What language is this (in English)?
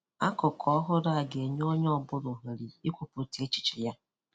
Igbo